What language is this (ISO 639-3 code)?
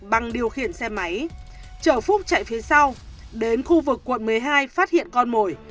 vie